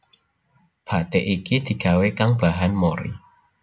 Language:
Javanese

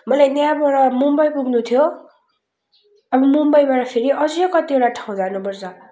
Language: Nepali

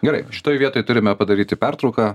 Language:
Lithuanian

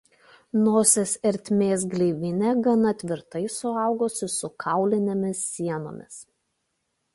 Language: Lithuanian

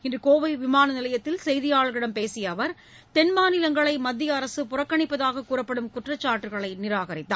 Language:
Tamil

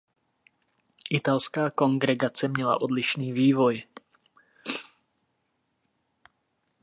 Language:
Czech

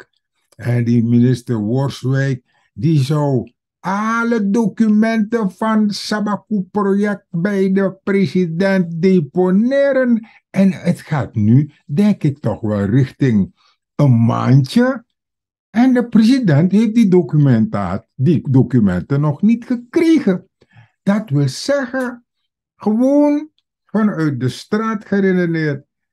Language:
Dutch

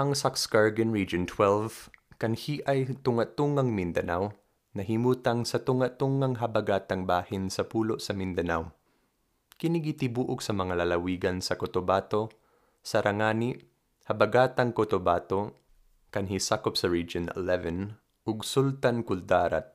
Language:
Filipino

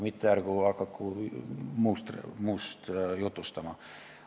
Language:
Estonian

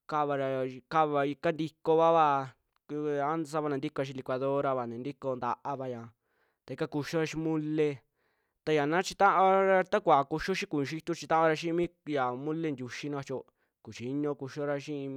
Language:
Western Juxtlahuaca Mixtec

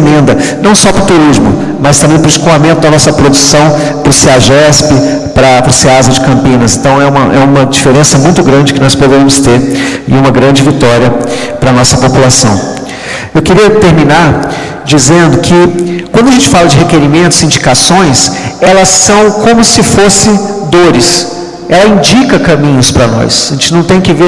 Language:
Portuguese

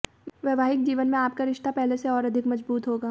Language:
Hindi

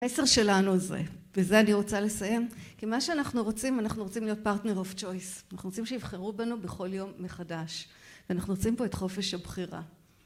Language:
Hebrew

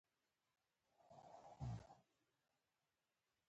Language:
Pashto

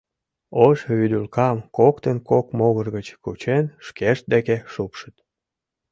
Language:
Mari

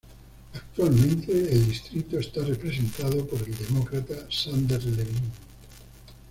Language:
Spanish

